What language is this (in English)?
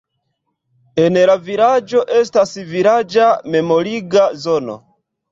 Esperanto